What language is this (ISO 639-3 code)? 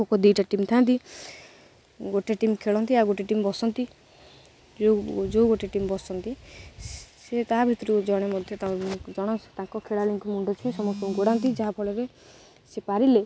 ori